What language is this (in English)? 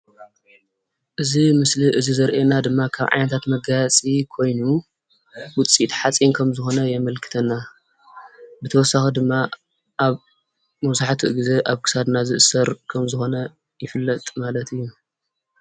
Tigrinya